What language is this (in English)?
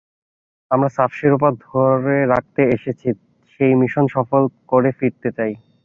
Bangla